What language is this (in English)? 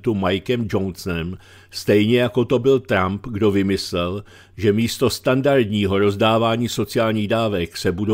Czech